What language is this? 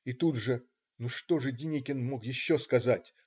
Russian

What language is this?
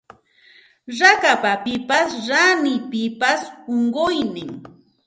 Santa Ana de Tusi Pasco Quechua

